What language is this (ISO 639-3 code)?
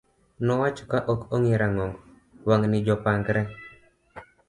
luo